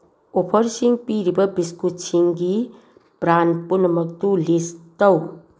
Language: Manipuri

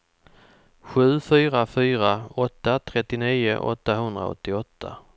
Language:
Swedish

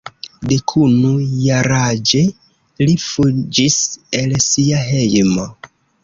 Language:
Esperanto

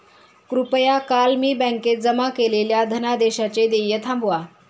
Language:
Marathi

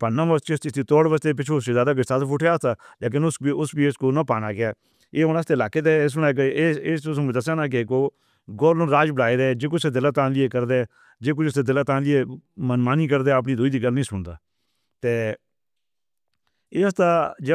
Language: Northern Hindko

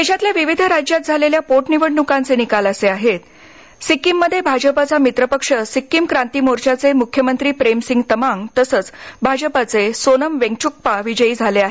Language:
Marathi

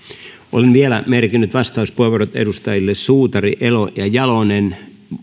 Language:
Finnish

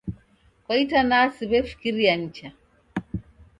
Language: Taita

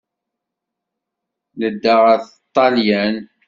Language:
Kabyle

